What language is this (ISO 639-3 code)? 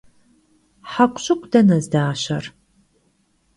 kbd